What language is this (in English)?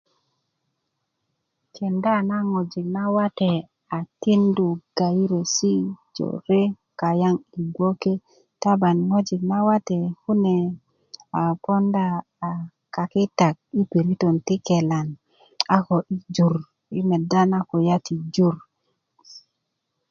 Kuku